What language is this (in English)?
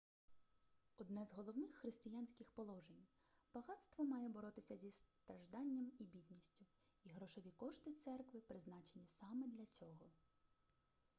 Ukrainian